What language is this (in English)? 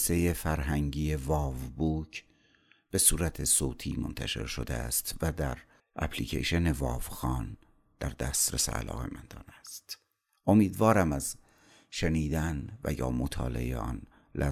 Persian